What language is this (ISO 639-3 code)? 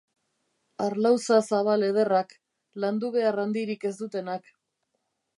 eus